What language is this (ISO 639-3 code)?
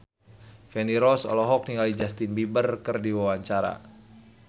sun